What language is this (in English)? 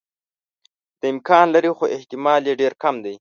Pashto